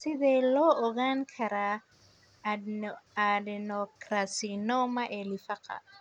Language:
Somali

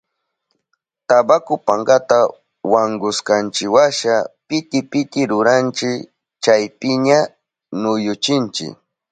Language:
Southern Pastaza Quechua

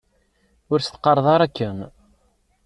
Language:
Kabyle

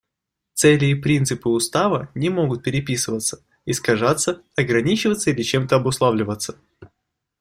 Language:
Russian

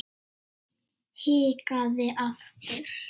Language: Icelandic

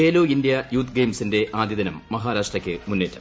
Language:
Malayalam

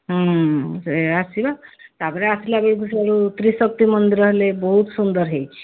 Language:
Odia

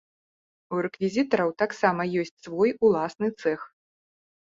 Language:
Belarusian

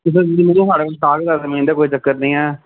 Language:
Dogri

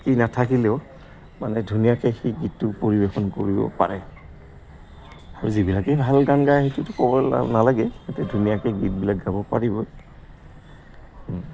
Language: Assamese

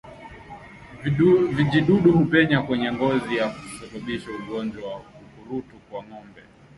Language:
Swahili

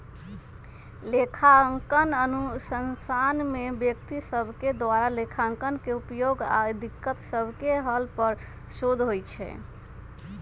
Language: Magahi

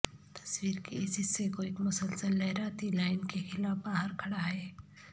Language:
Urdu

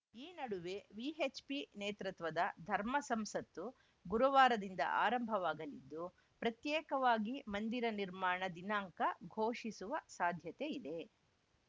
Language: Kannada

